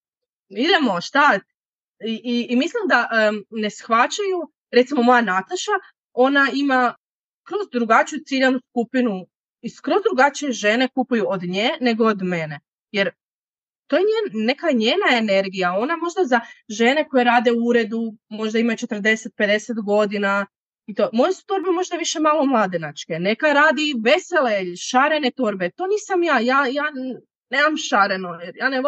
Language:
Croatian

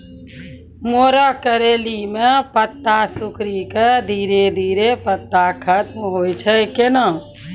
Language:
Maithili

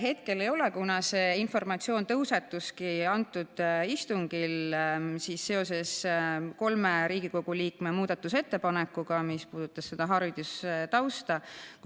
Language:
Estonian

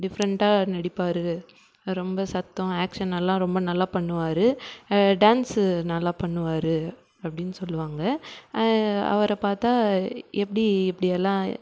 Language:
Tamil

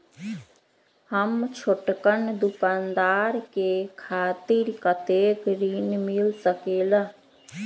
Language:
Magahi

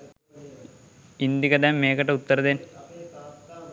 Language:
Sinhala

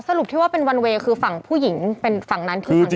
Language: Thai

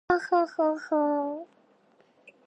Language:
Galician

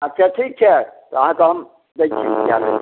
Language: Maithili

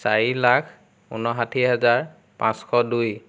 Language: Assamese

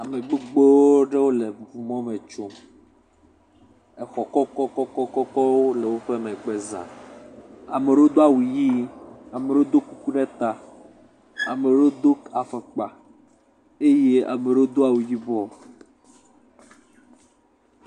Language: Ewe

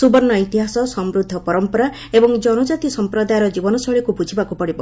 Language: Odia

